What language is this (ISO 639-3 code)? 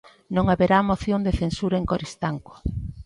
glg